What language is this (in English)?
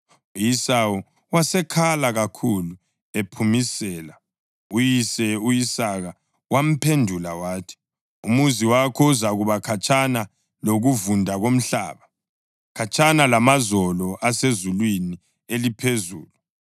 North Ndebele